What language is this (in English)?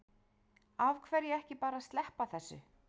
Icelandic